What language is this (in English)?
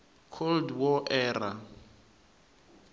Tsonga